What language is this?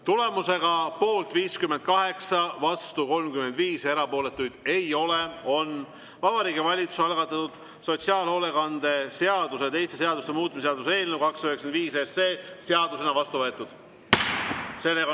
Estonian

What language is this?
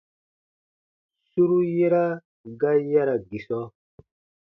Baatonum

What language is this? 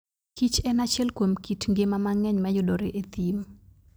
Luo (Kenya and Tanzania)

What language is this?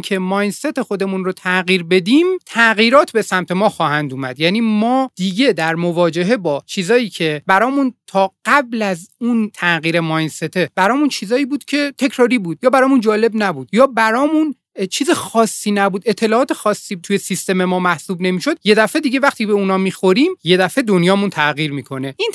Persian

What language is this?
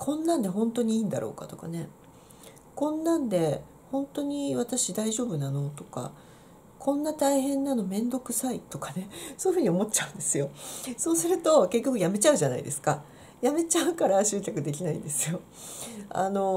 Japanese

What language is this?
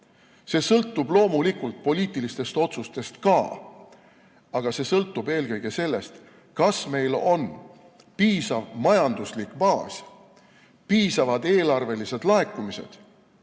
Estonian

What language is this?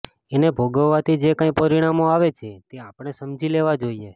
Gujarati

